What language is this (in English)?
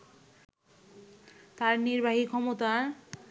Bangla